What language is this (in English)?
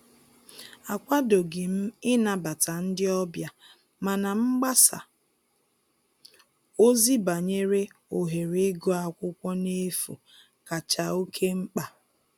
Igbo